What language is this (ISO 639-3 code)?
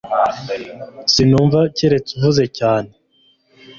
kin